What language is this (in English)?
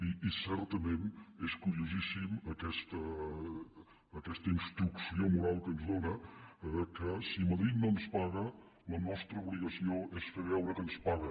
Catalan